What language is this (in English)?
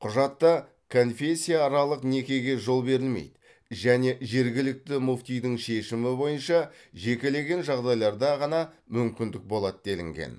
Kazakh